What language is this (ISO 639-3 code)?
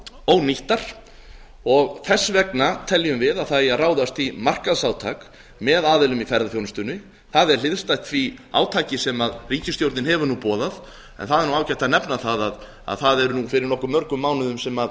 isl